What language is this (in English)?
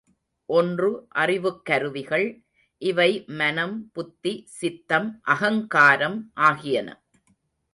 Tamil